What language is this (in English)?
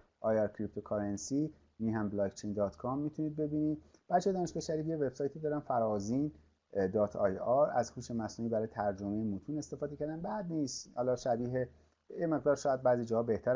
Persian